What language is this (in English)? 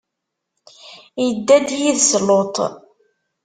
Kabyle